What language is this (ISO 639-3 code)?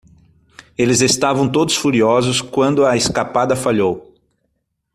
por